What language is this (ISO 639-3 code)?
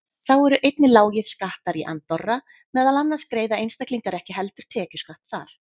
isl